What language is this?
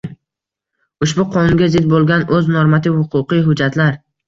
Uzbek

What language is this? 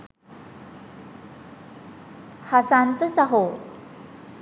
Sinhala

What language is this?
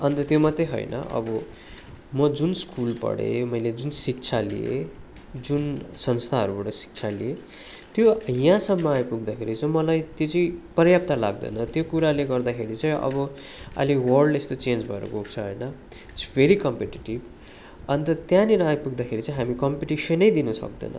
Nepali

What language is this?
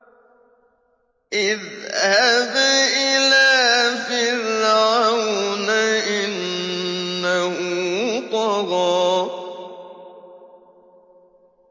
Arabic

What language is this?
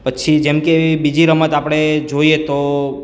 Gujarati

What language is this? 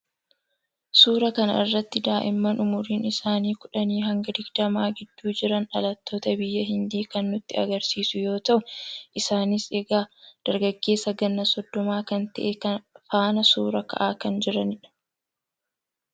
Oromo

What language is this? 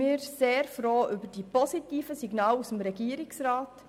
Swiss German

